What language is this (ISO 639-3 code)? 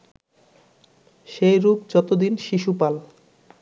ben